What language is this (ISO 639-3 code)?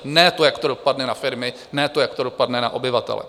ces